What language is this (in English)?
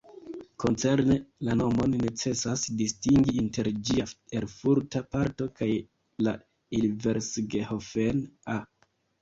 Esperanto